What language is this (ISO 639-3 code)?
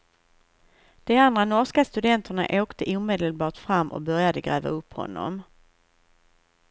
swe